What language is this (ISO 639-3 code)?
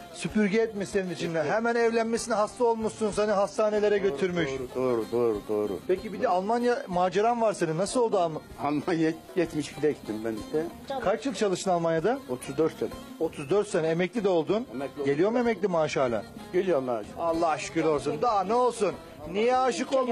tur